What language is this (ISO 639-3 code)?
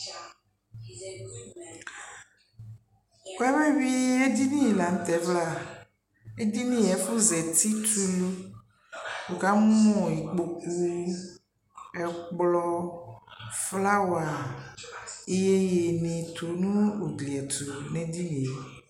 kpo